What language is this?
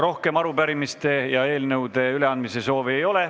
Estonian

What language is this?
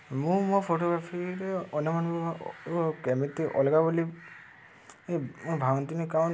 Odia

